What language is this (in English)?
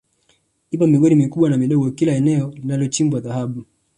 Swahili